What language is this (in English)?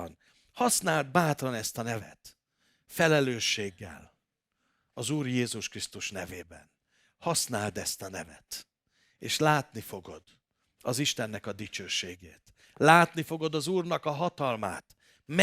Hungarian